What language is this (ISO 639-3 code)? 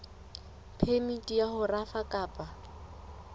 sot